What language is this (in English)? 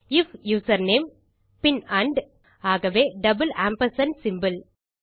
Tamil